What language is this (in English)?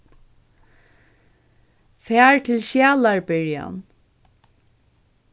Faroese